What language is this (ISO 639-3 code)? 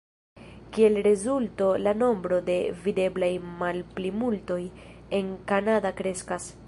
epo